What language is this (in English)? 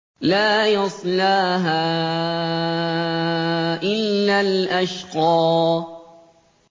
Arabic